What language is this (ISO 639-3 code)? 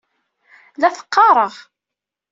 kab